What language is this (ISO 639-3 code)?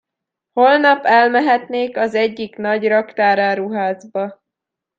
hun